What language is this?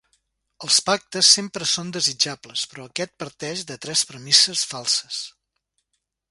Catalan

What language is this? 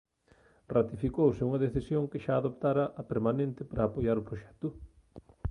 Galician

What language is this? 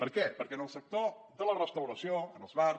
Catalan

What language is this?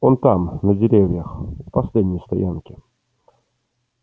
Russian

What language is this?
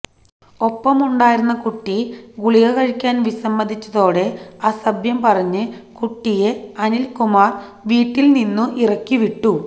Malayalam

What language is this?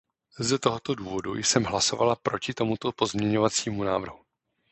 Czech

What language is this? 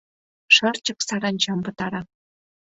Mari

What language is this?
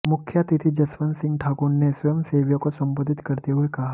Hindi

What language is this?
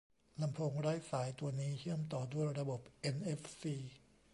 Thai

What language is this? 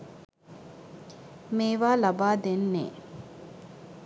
Sinhala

